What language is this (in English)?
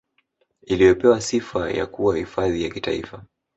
Swahili